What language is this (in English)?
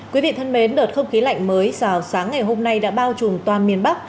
Vietnamese